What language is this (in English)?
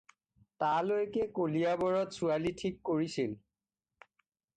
Assamese